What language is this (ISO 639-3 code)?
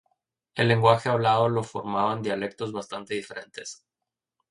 spa